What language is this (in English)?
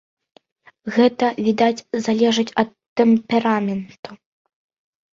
Belarusian